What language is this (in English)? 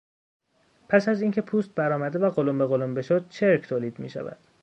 Persian